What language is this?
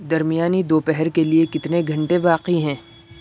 Urdu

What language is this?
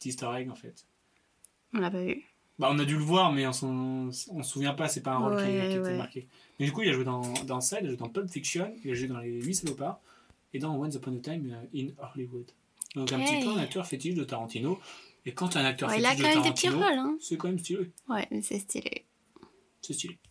French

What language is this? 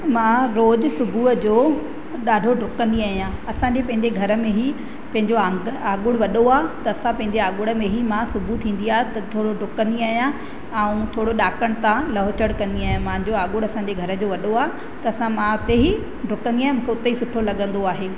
Sindhi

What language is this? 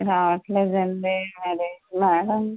Telugu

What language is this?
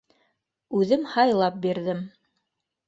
Bashkir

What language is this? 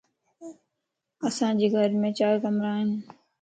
Lasi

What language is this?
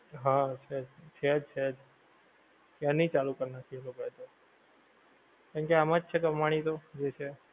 Gujarati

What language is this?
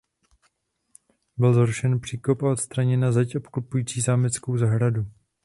Czech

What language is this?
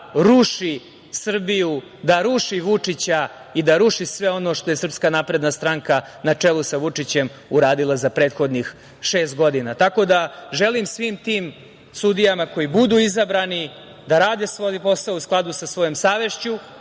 Serbian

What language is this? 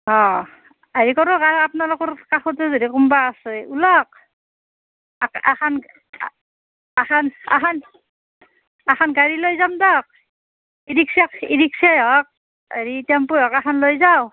Assamese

